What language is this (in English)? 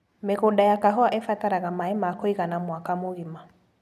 Kikuyu